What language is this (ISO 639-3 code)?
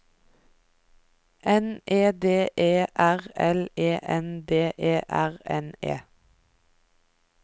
nor